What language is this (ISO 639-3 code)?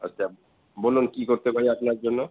ben